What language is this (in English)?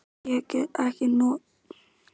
Icelandic